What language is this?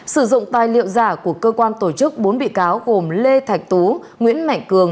Vietnamese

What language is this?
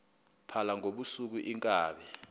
Xhosa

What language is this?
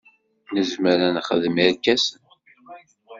Kabyle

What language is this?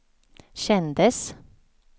Swedish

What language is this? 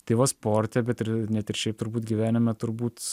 Lithuanian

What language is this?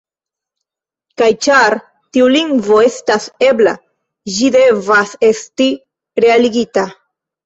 Esperanto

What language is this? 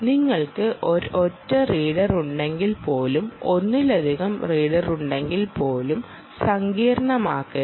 Malayalam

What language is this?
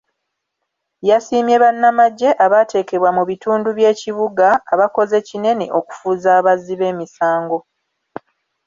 Ganda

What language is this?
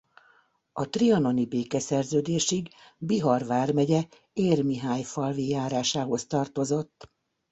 Hungarian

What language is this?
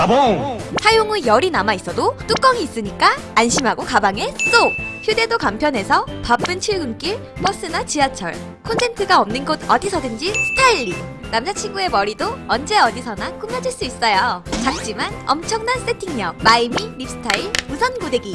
Korean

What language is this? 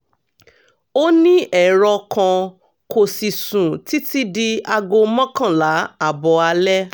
Yoruba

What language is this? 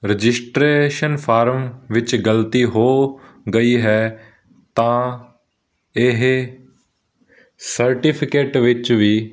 Punjabi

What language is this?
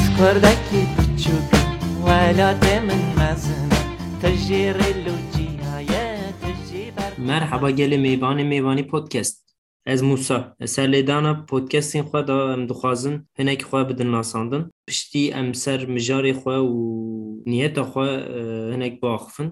Turkish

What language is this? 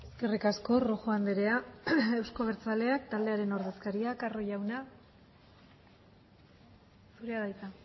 Basque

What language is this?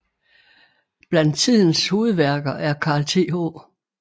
Danish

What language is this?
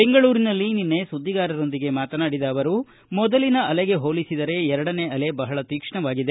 Kannada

